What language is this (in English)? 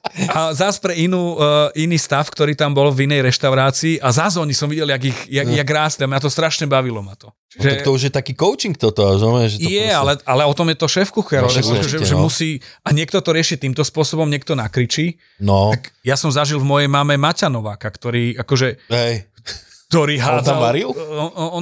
Slovak